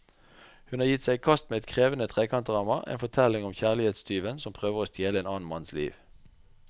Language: Norwegian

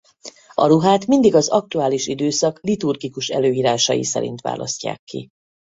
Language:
Hungarian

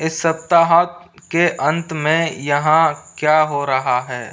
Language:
Hindi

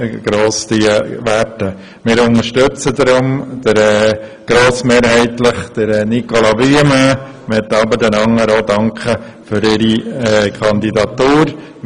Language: Swiss German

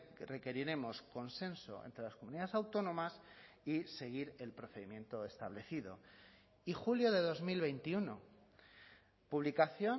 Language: Spanish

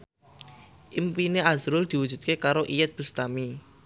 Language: Javanese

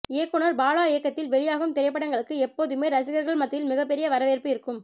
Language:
Tamil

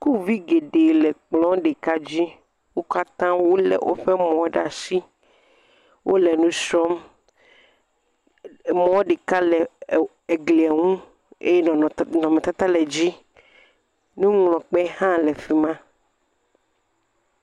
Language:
Ewe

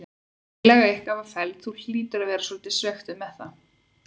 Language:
Icelandic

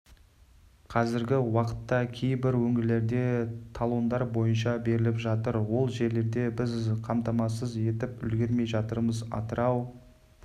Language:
Kazakh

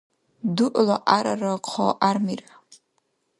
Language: Dargwa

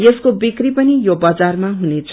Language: Nepali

